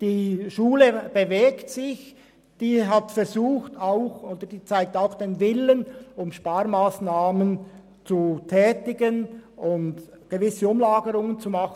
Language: Swiss German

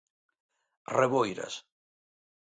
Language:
Galician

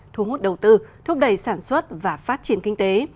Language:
Vietnamese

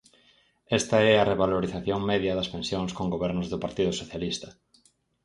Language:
Galician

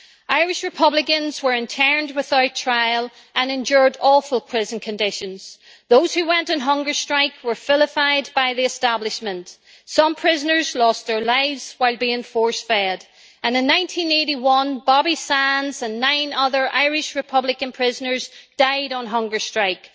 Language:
English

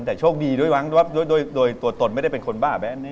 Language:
Thai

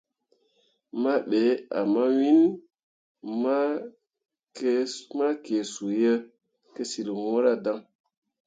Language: Mundang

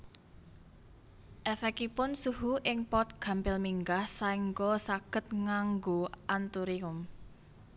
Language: Javanese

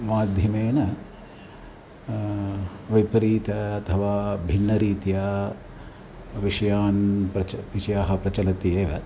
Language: Sanskrit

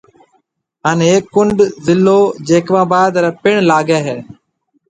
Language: Marwari (Pakistan)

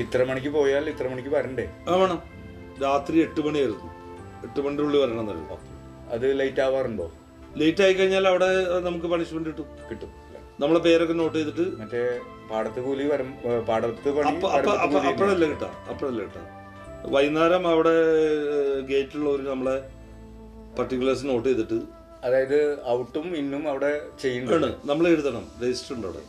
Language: Malayalam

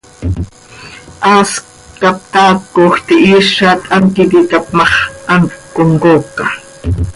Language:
Seri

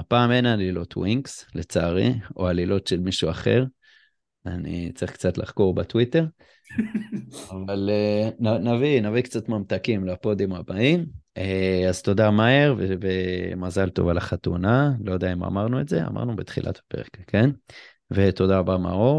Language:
Hebrew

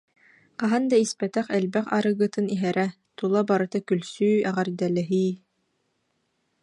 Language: Yakut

